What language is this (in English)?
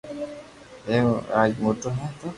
Loarki